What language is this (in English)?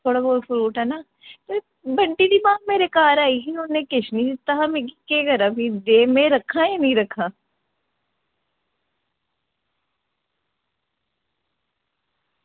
Dogri